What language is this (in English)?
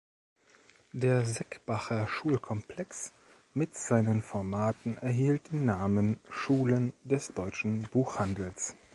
German